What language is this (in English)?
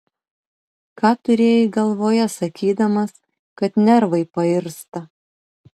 Lithuanian